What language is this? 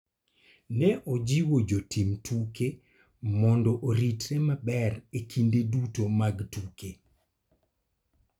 Luo (Kenya and Tanzania)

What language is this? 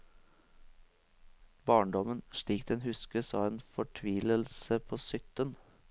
Norwegian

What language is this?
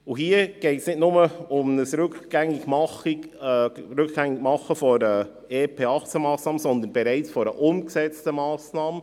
Swiss German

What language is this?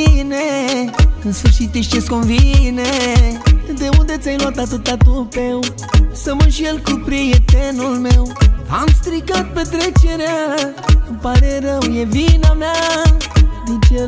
Romanian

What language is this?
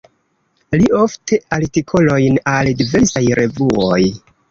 Esperanto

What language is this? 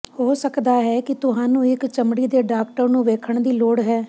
Punjabi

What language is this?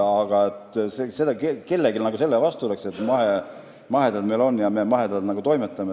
Estonian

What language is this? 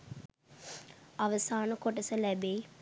Sinhala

